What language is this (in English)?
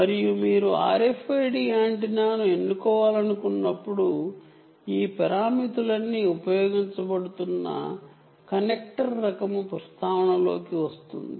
Telugu